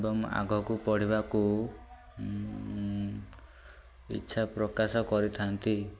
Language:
Odia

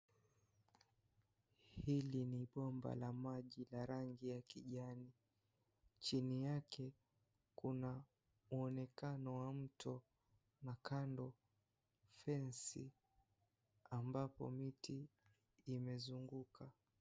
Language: Swahili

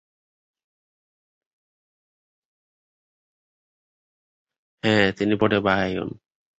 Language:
Bangla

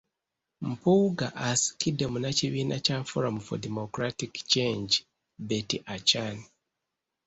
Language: Ganda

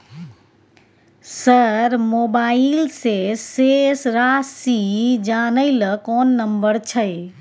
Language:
Maithili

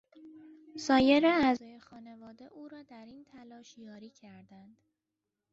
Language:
Persian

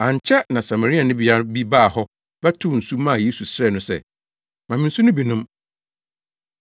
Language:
Akan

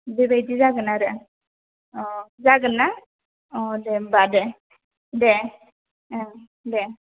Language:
Bodo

